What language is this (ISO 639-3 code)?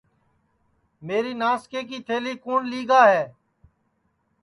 ssi